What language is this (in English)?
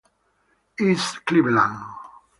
Italian